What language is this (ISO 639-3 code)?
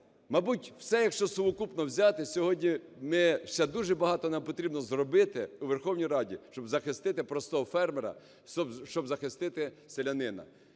ukr